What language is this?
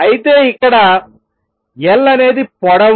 Telugu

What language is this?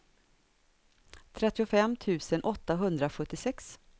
Swedish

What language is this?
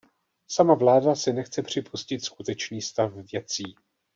Czech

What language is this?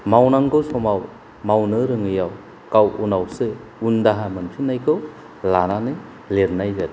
Bodo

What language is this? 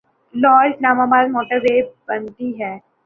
Urdu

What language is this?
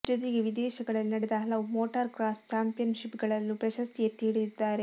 Kannada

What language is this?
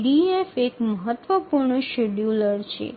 Bangla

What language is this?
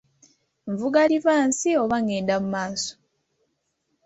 Ganda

